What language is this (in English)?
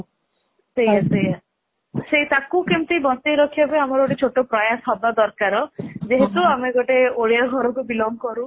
Odia